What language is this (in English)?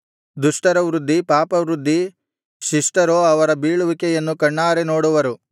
Kannada